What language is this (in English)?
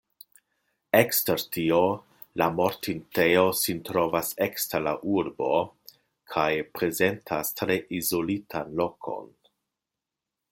Esperanto